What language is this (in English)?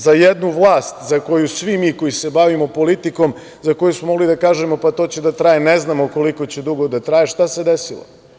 Serbian